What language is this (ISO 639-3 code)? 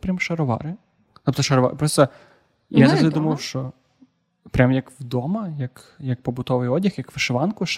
ukr